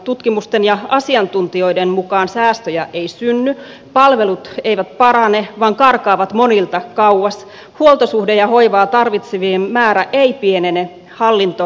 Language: Finnish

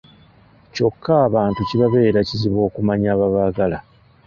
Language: Ganda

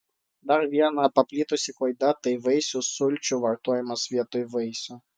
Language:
Lithuanian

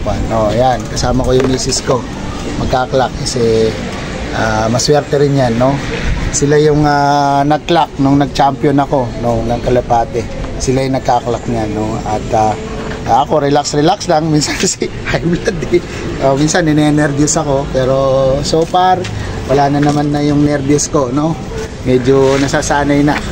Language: Filipino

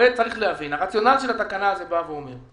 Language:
Hebrew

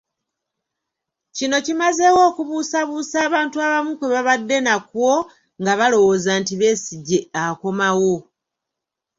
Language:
Ganda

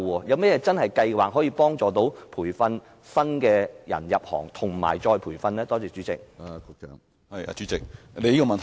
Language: Cantonese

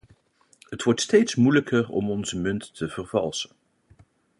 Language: Dutch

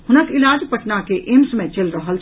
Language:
Maithili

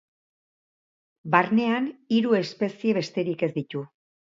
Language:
Basque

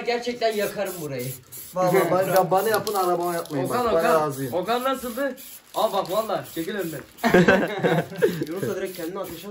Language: Turkish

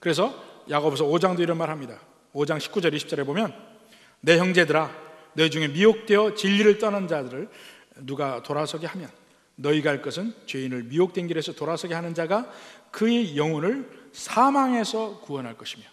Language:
Korean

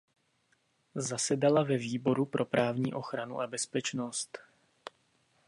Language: Czech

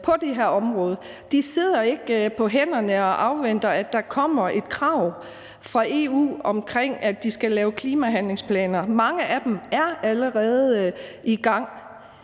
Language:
Danish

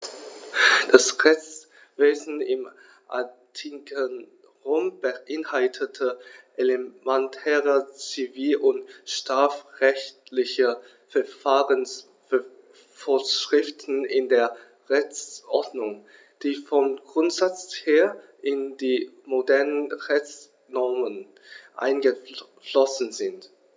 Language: German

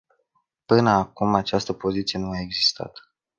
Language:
Romanian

